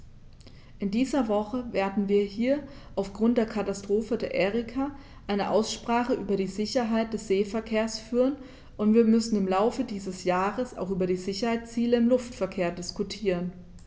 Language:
German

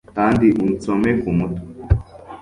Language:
Kinyarwanda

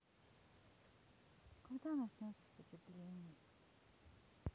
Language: Russian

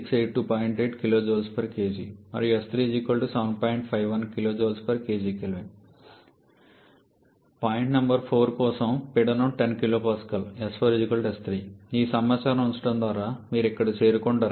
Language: Telugu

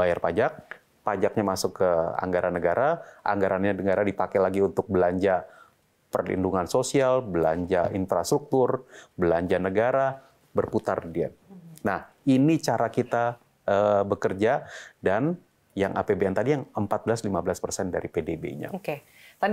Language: Indonesian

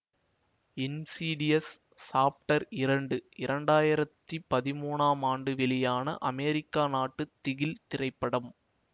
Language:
Tamil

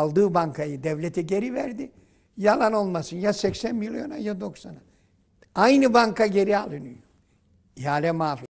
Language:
Turkish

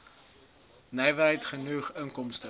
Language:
Afrikaans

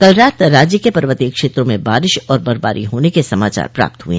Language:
Hindi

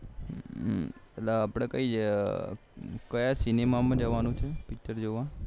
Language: Gujarati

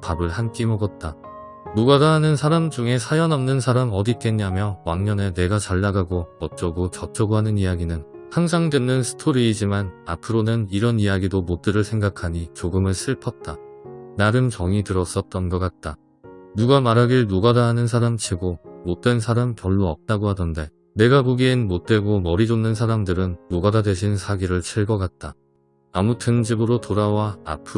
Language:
Korean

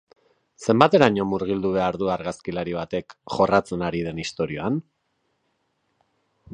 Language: Basque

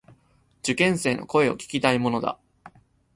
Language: Japanese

